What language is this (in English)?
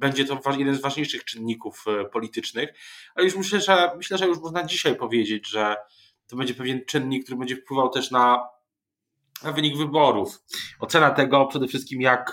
Polish